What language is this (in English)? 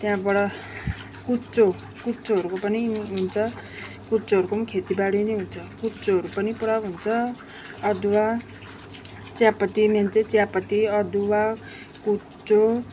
Nepali